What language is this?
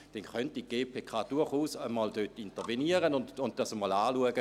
Swiss German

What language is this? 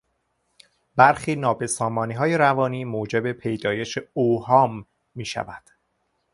Persian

